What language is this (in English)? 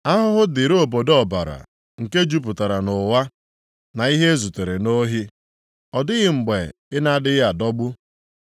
Igbo